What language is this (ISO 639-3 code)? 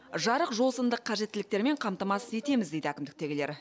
kaz